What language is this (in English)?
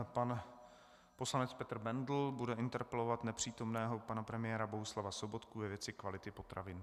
Czech